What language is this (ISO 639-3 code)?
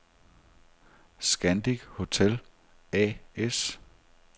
dan